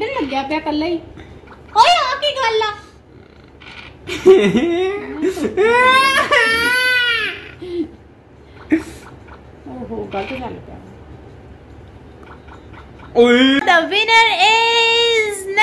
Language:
Hindi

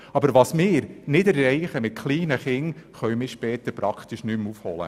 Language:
Swiss German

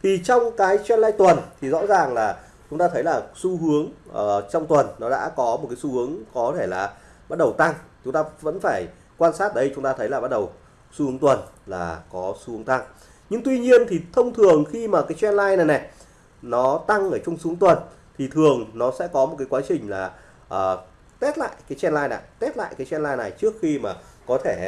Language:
Vietnamese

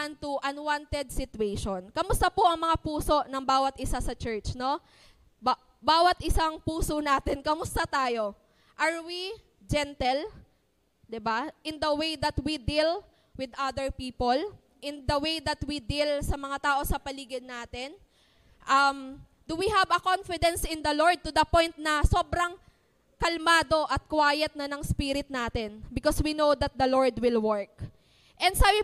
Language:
Filipino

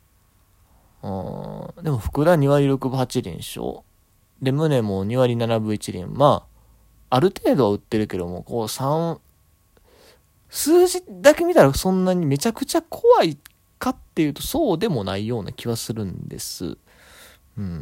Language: Japanese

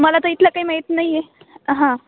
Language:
Marathi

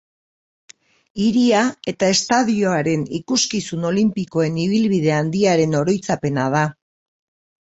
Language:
Basque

